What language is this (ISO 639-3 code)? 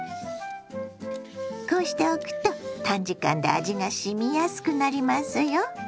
jpn